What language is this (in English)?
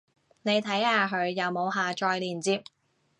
Cantonese